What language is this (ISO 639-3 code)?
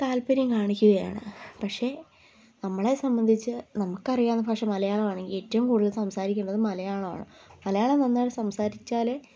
mal